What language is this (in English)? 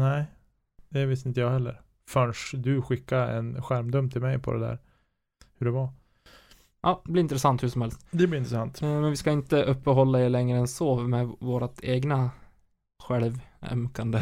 Swedish